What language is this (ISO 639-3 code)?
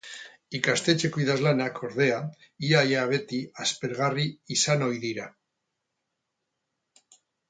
eus